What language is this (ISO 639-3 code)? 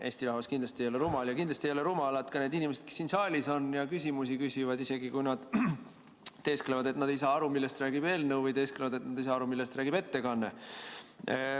est